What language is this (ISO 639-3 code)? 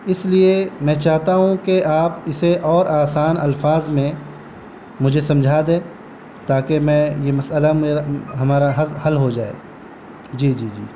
urd